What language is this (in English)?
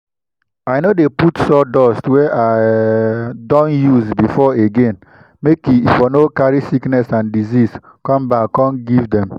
Nigerian Pidgin